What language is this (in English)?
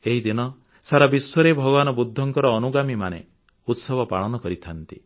Odia